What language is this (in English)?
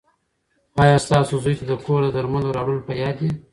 Pashto